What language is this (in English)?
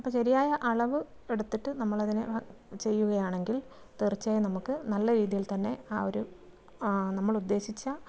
Malayalam